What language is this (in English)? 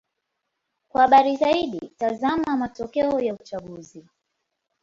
Swahili